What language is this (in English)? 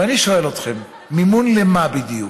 Hebrew